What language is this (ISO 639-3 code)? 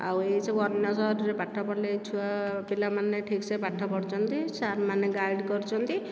ori